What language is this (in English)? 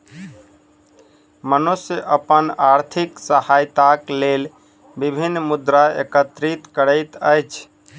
Maithili